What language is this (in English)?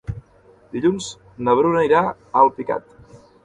Catalan